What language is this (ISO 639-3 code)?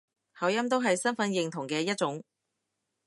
yue